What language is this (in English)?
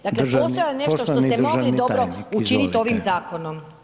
Croatian